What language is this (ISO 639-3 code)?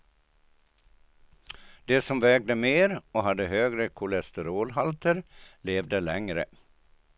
swe